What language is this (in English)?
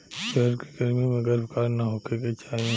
Bhojpuri